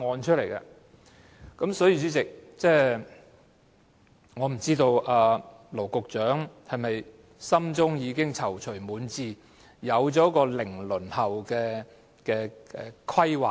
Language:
Cantonese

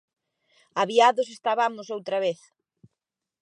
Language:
Galician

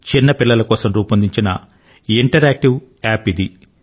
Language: Telugu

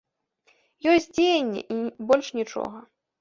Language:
Belarusian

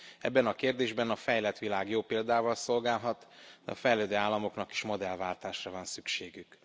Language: Hungarian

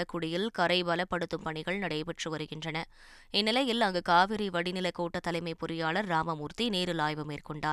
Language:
Tamil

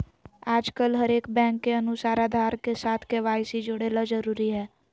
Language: Magahi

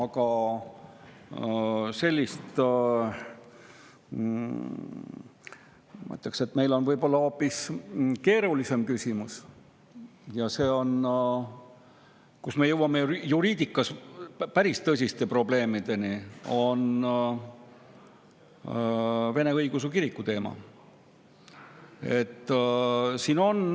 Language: Estonian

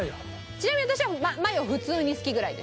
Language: Japanese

